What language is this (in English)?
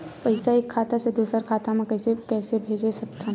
Chhattisgarhi